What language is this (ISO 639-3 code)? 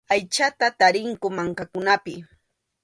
qxu